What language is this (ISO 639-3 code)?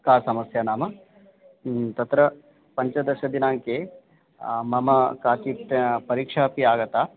san